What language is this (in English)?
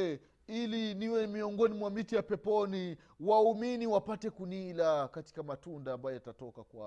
Swahili